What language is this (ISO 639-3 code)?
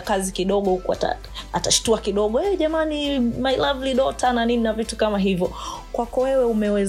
swa